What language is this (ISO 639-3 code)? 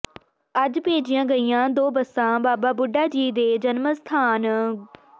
pan